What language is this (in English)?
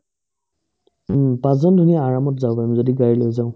Assamese